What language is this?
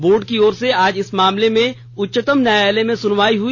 Hindi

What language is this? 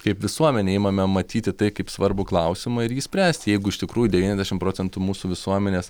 Lithuanian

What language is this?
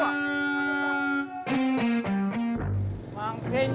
Indonesian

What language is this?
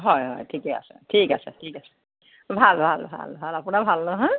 Assamese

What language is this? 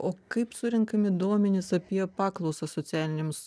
Lithuanian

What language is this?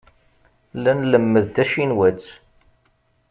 Kabyle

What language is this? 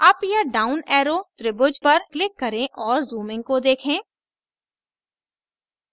Hindi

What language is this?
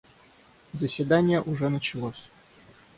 Russian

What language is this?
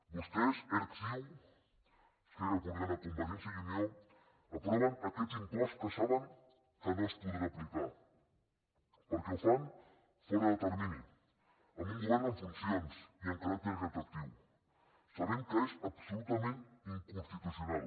Catalan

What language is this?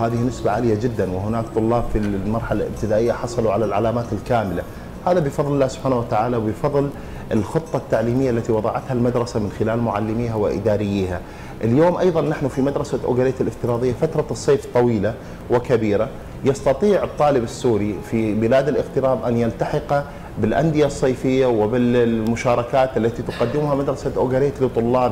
Arabic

